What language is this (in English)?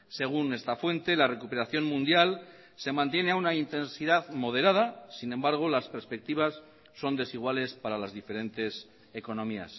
Spanish